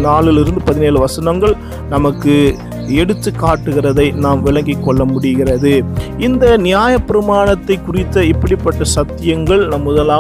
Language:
Tamil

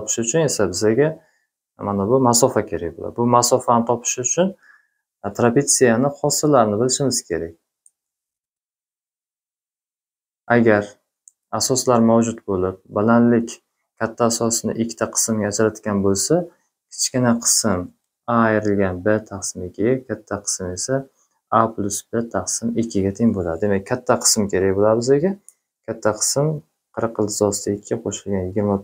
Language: Turkish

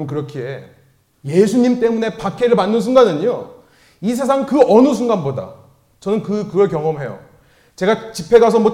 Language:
Korean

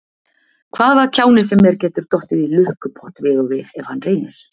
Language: Icelandic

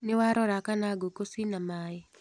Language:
Kikuyu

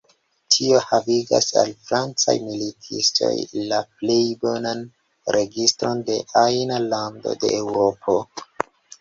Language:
Esperanto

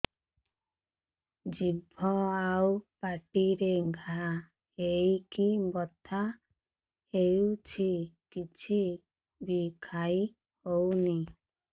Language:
Odia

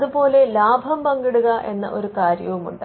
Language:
Malayalam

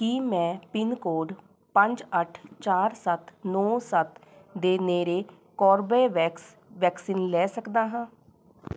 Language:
Punjabi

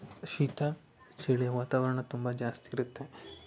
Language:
Kannada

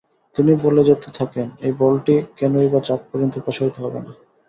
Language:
Bangla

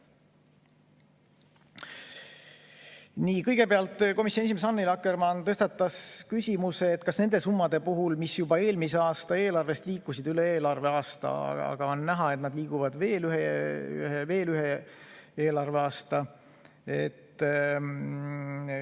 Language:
Estonian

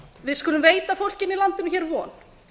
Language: Icelandic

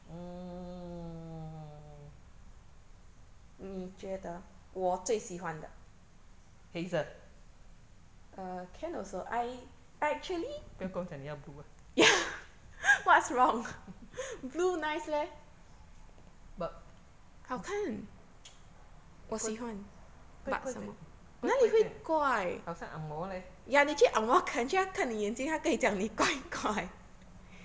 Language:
English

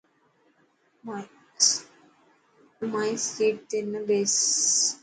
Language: Dhatki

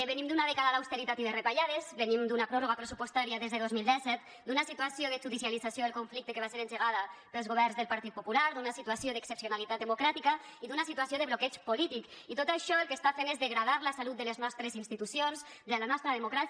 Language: Catalan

